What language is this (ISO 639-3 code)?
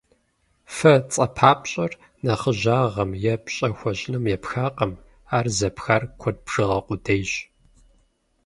kbd